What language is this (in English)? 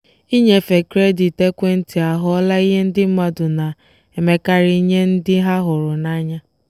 Igbo